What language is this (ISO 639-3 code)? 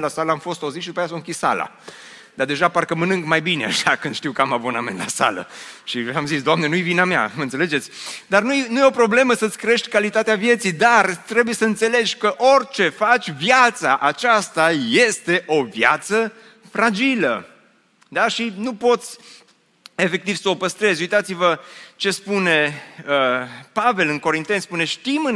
ron